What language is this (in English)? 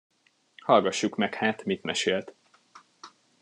Hungarian